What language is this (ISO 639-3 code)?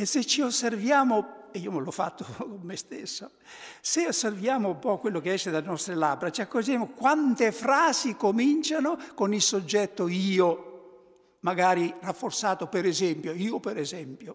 ita